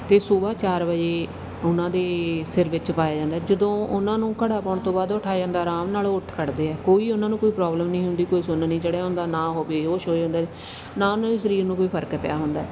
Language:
Punjabi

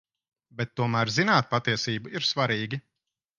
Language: Latvian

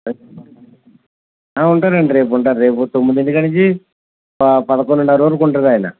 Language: Telugu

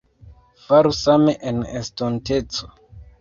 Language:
Esperanto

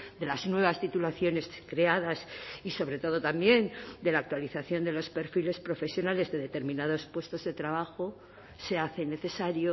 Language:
Spanish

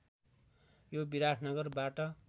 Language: Nepali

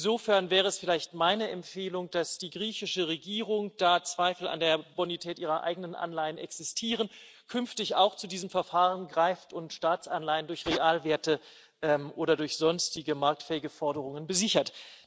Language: German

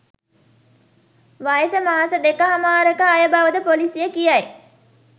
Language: Sinhala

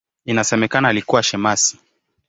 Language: Swahili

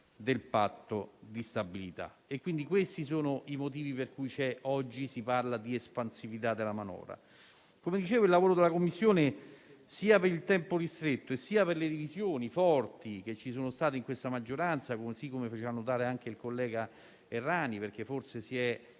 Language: Italian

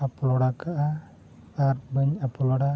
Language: Santali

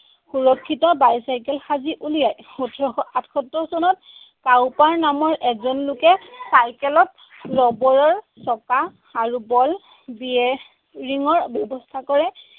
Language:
Assamese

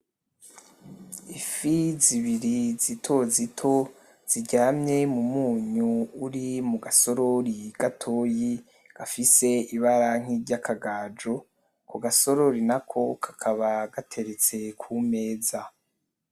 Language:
Rundi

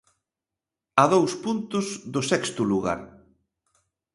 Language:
Galician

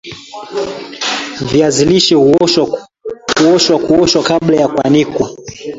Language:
Swahili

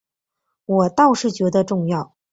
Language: Chinese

